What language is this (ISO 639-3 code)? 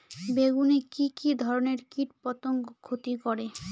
ben